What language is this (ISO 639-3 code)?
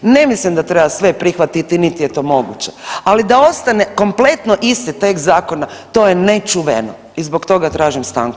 hrv